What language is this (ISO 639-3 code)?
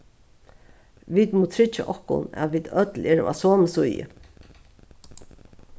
fao